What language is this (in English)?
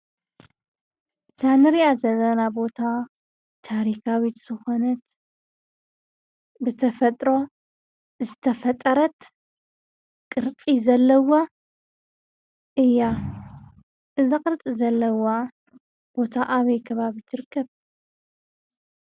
Tigrinya